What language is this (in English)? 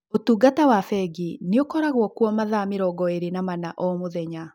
Kikuyu